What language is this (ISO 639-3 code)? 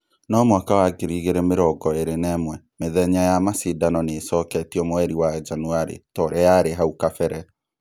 kik